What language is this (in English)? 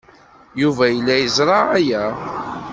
Kabyle